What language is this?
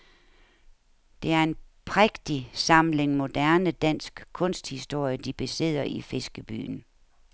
Danish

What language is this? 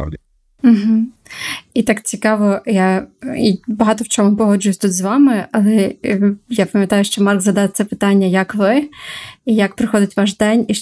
Ukrainian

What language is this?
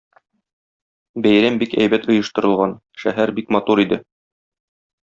Tatar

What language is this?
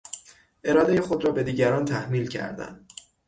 Persian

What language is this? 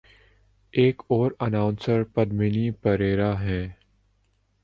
Urdu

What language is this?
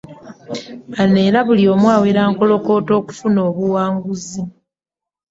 Ganda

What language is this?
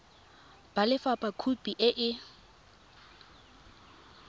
Tswana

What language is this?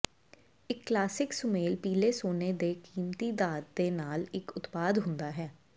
Punjabi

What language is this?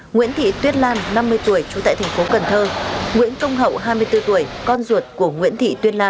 Vietnamese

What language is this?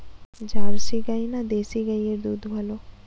Bangla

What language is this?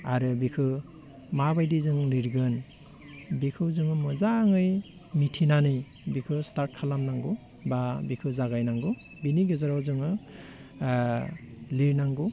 Bodo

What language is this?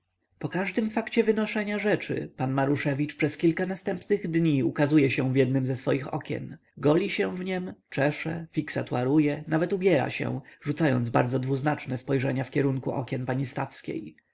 Polish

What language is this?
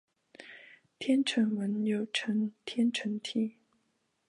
Chinese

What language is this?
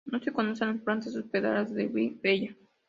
Spanish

